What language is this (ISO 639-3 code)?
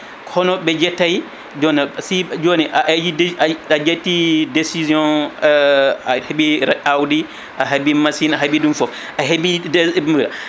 ful